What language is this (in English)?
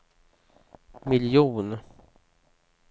Swedish